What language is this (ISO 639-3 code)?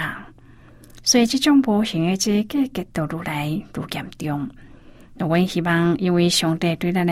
zho